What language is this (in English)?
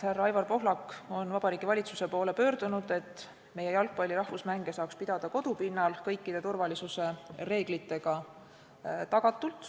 Estonian